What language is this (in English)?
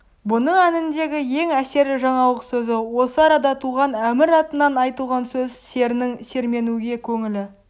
Kazakh